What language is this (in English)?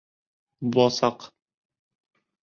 Bashkir